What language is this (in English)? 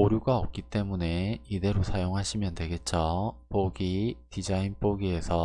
Korean